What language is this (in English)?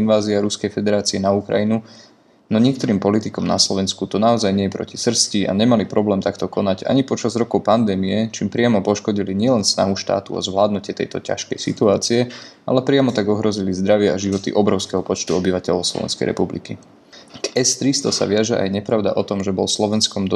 Slovak